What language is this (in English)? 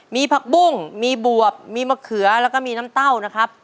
Thai